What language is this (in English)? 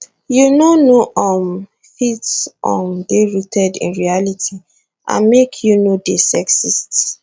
Nigerian Pidgin